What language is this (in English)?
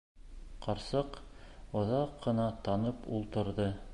Bashkir